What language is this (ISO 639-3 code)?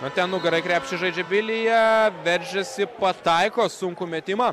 lit